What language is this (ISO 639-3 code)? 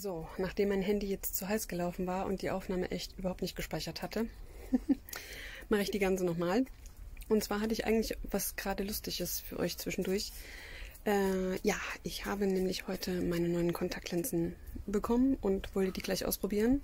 deu